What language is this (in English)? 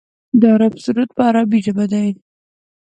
Pashto